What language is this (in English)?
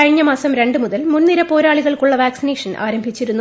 Malayalam